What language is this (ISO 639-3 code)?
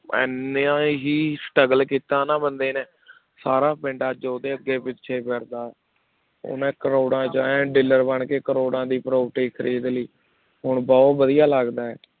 pan